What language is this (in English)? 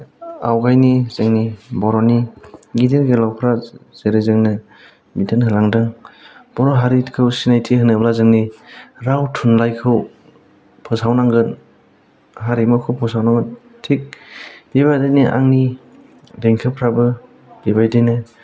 Bodo